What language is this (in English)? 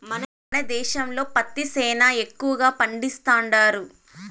Telugu